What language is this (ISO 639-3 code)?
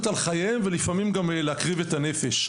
heb